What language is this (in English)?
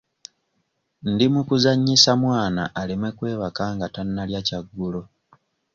Ganda